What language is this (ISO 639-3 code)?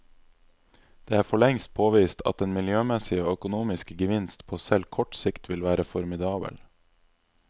nor